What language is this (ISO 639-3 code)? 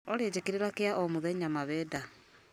kik